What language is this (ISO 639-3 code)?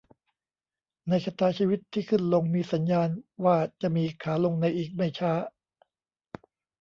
tha